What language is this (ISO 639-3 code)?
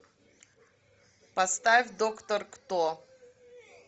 rus